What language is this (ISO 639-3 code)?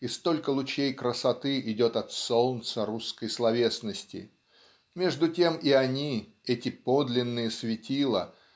rus